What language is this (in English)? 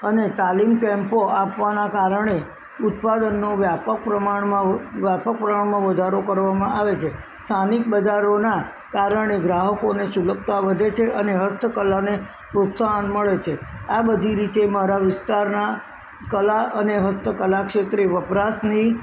Gujarati